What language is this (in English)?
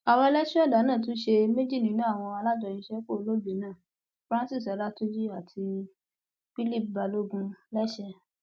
Yoruba